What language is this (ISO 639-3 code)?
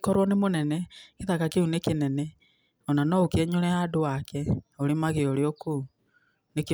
kik